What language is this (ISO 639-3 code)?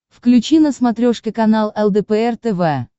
rus